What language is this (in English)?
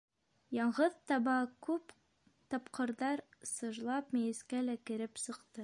Bashkir